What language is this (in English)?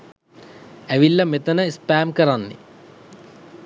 Sinhala